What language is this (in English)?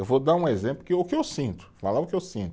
Portuguese